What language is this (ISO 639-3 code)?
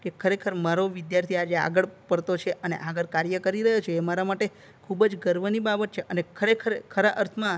guj